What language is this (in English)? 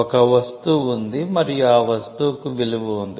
Telugu